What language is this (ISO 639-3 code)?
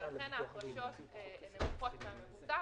heb